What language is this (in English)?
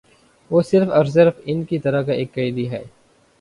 Urdu